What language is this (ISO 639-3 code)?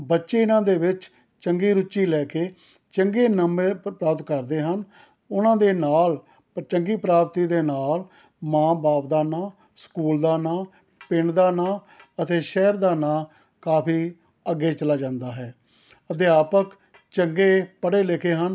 pan